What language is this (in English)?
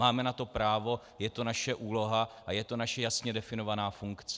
Czech